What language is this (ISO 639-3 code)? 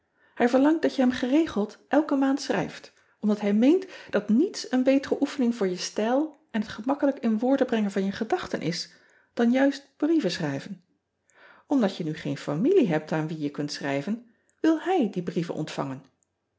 nld